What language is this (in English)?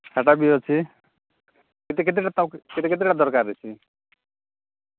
Odia